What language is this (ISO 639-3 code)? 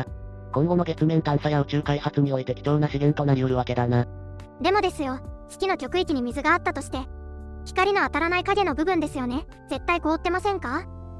jpn